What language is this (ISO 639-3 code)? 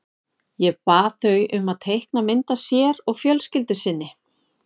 isl